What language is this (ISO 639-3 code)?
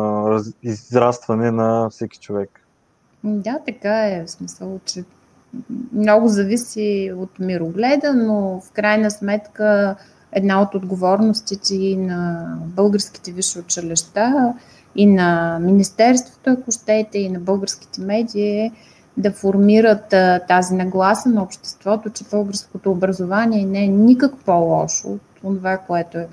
bul